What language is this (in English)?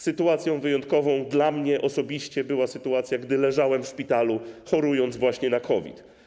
Polish